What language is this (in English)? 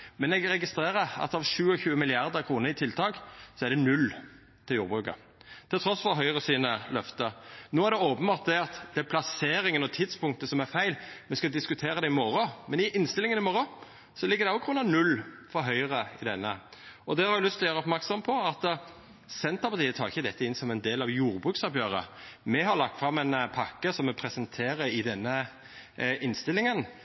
Norwegian Nynorsk